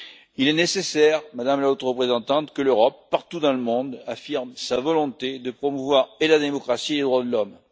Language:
French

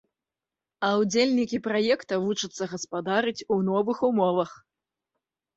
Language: Belarusian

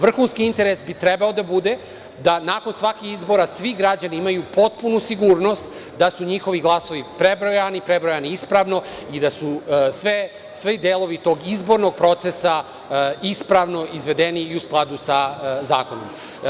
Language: Serbian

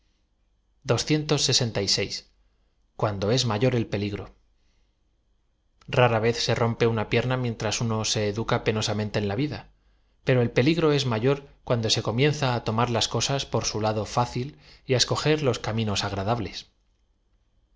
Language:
Spanish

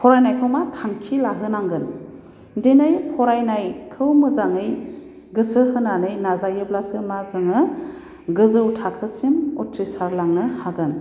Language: Bodo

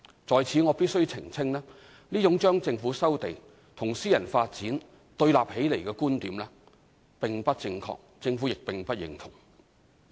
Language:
Cantonese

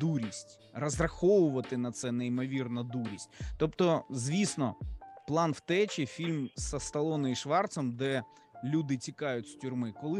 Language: Ukrainian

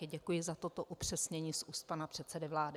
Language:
Czech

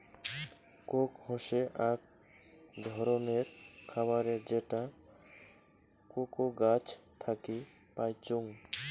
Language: Bangla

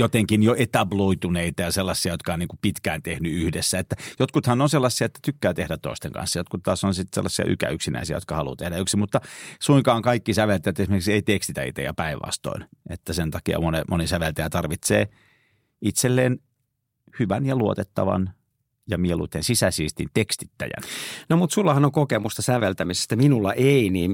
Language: Finnish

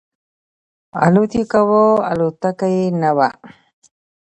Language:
Pashto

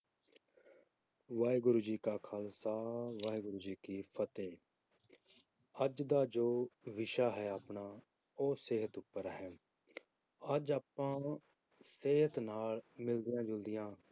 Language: Punjabi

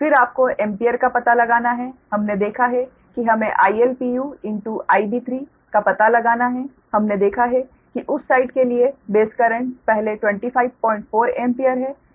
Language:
Hindi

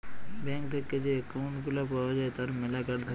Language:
Bangla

